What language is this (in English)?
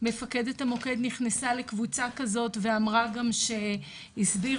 Hebrew